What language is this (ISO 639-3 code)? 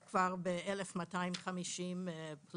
heb